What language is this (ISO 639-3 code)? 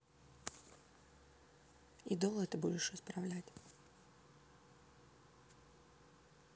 rus